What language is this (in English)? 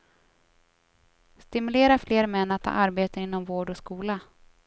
Swedish